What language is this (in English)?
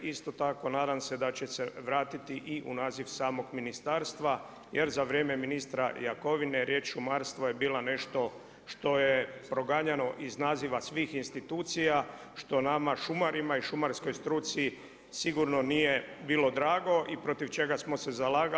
Croatian